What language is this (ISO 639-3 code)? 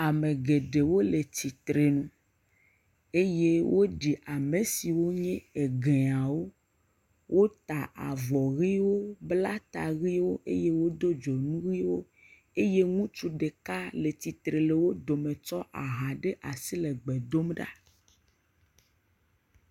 ewe